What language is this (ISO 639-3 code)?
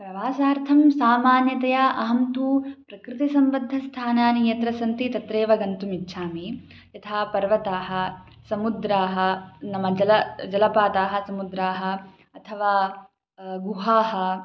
san